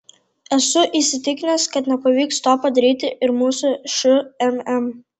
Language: Lithuanian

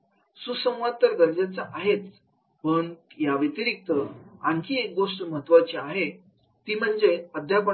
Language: Marathi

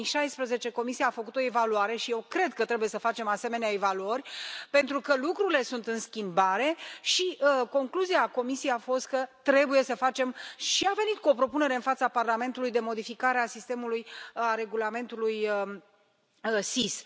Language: Romanian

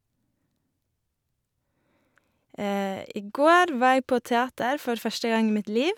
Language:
Norwegian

